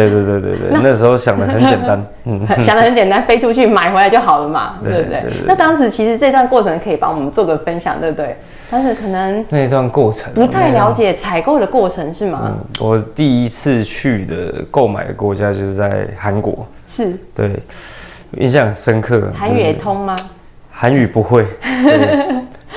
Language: Chinese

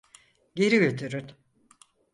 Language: Turkish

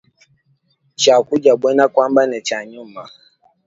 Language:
Luba-Lulua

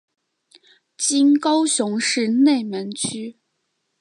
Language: Chinese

